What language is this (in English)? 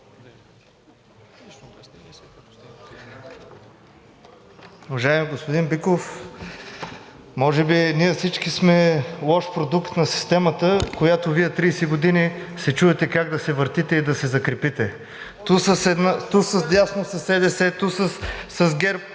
Bulgarian